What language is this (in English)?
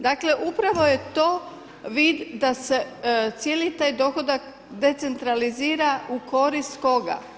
Croatian